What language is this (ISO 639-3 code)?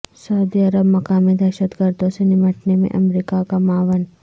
urd